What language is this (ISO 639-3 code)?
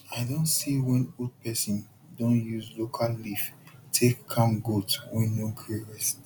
pcm